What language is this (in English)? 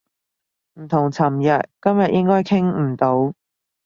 Cantonese